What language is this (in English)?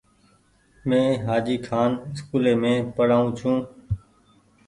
Goaria